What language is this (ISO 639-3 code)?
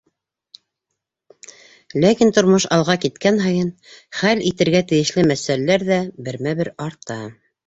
bak